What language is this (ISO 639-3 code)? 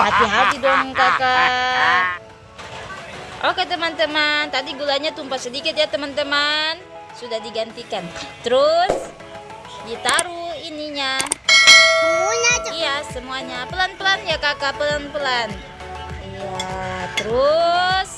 ind